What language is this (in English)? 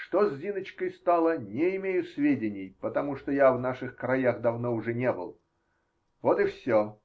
Russian